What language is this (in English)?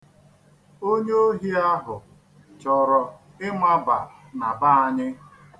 Igbo